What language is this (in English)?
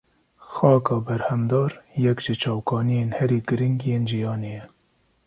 Kurdish